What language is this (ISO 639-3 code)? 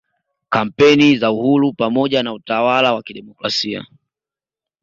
swa